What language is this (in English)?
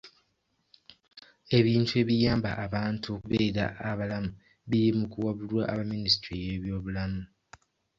Ganda